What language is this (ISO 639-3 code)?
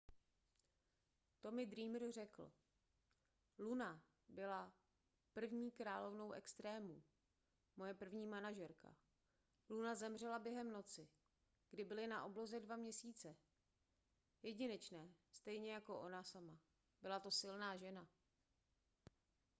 ces